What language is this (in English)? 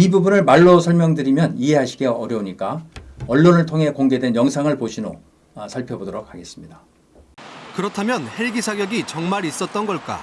Korean